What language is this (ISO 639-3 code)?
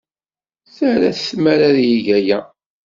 kab